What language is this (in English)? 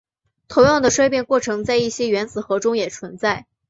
Chinese